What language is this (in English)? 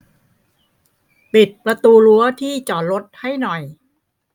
Thai